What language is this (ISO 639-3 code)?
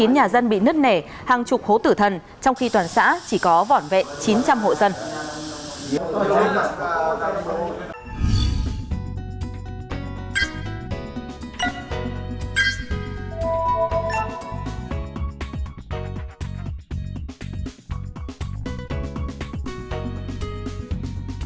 vie